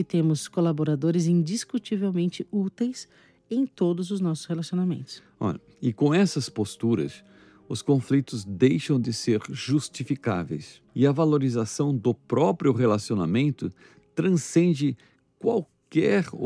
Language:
Portuguese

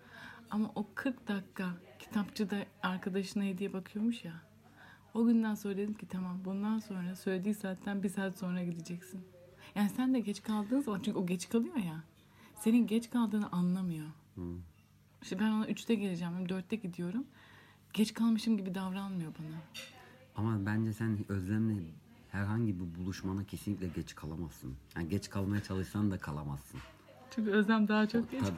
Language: Turkish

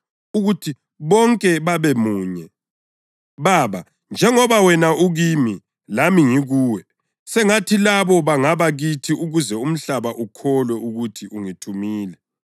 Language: North Ndebele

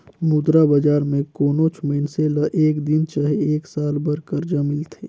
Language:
Chhattisgarhi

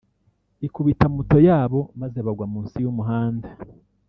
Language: Kinyarwanda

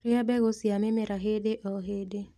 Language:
Kikuyu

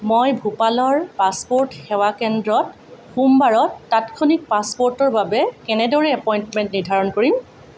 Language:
Assamese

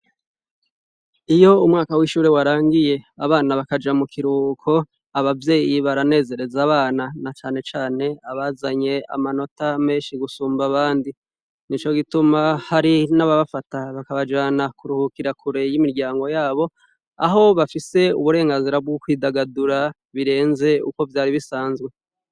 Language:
Rundi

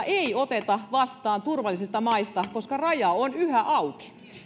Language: Finnish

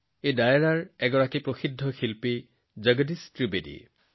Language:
Assamese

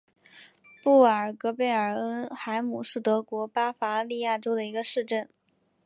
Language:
Chinese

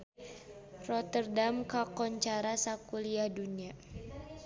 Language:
Sundanese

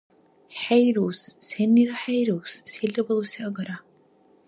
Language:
Dargwa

